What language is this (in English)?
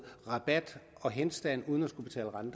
Danish